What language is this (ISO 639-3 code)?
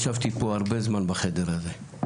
heb